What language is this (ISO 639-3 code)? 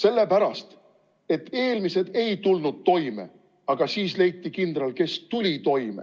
est